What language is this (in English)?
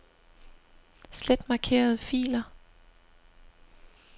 Danish